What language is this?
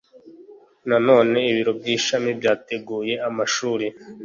Kinyarwanda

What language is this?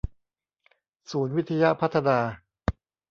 Thai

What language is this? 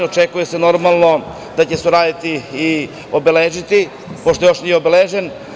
Serbian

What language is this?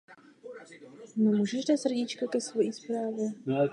Czech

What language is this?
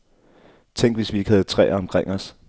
Danish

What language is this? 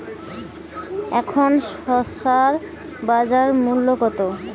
Bangla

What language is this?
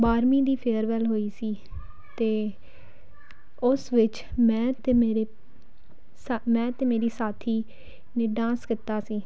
Punjabi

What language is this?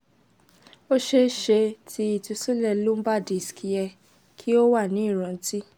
Yoruba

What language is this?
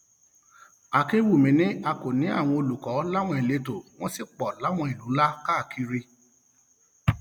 Yoruba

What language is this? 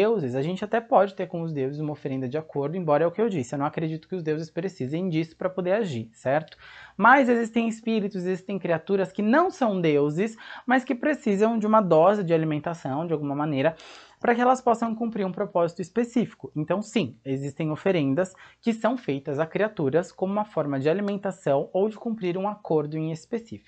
Portuguese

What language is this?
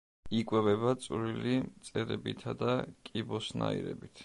Georgian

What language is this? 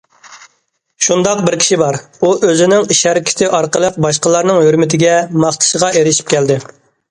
Uyghur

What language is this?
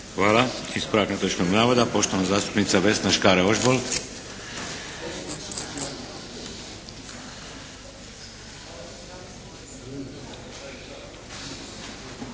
Croatian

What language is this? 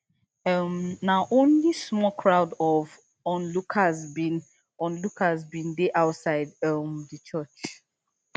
Nigerian Pidgin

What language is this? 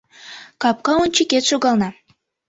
Mari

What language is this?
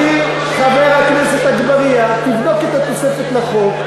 Hebrew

